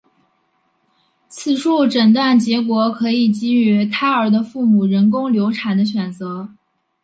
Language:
Chinese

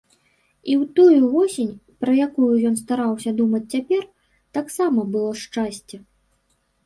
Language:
Belarusian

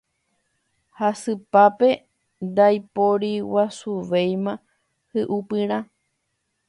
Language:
Guarani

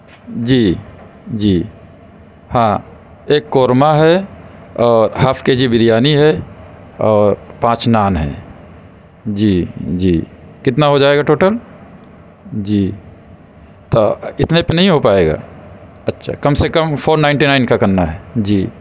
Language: Urdu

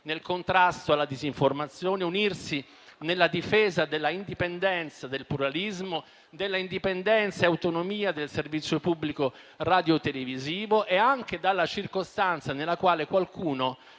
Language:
Italian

